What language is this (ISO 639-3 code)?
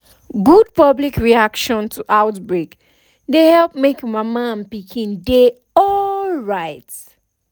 pcm